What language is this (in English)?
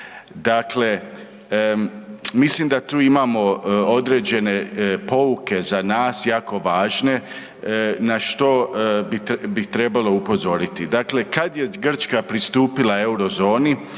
Croatian